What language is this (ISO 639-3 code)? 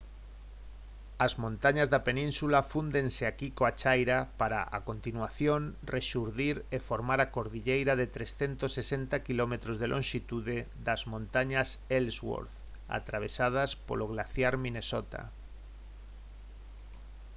glg